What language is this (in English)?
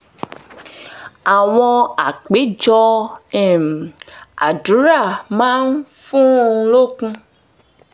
Yoruba